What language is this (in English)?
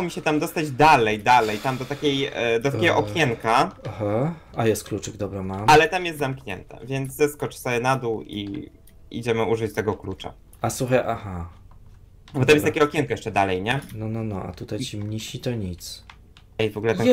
Polish